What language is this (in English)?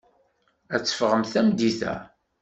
Kabyle